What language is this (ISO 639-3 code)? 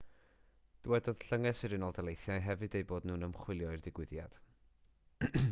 cym